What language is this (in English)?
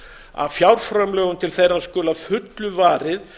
Icelandic